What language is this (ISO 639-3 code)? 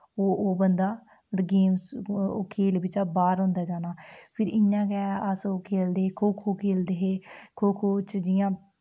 doi